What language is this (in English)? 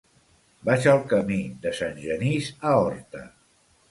Catalan